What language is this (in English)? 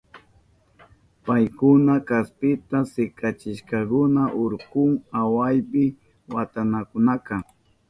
Southern Pastaza Quechua